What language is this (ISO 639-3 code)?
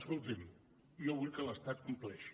cat